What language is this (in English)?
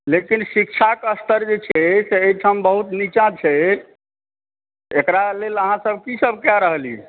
Maithili